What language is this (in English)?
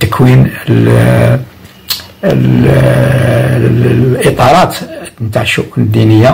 Arabic